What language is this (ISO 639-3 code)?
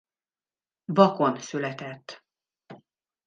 hun